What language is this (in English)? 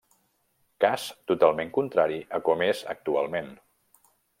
Catalan